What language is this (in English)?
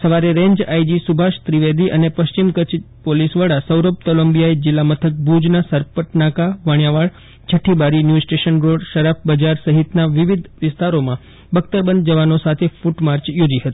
Gujarati